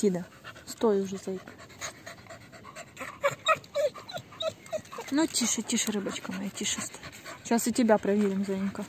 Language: Russian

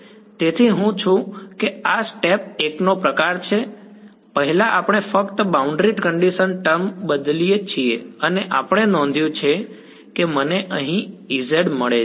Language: Gujarati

